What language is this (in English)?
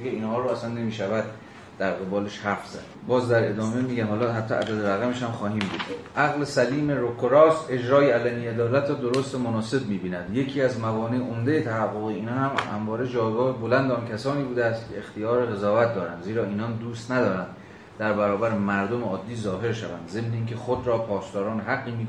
Persian